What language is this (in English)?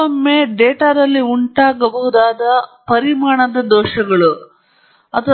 Kannada